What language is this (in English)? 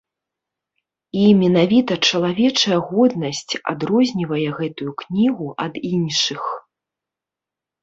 Belarusian